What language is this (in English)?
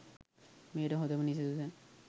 Sinhala